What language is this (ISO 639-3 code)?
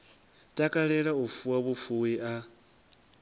ven